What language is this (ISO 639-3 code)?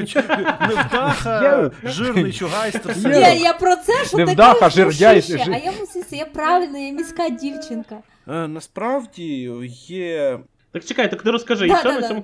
ukr